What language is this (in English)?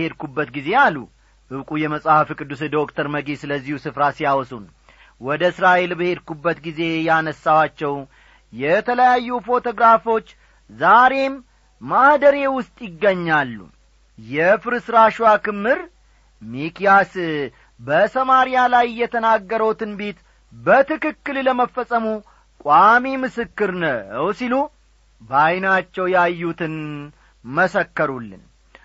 Amharic